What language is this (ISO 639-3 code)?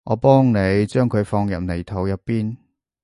yue